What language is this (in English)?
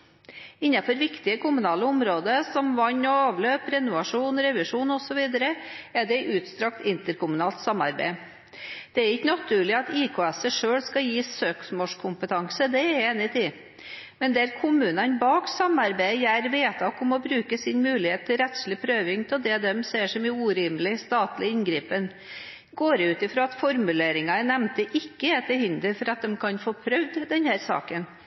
Norwegian Bokmål